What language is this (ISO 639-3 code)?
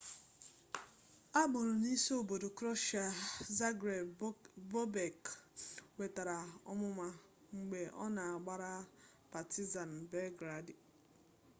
ibo